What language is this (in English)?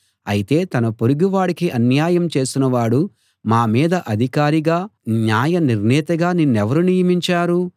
Telugu